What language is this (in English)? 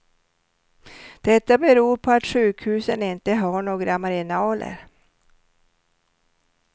Swedish